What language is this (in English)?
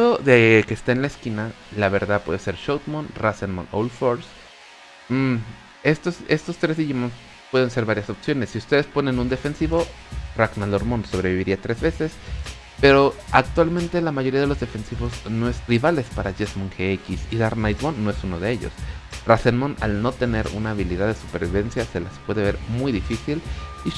Spanish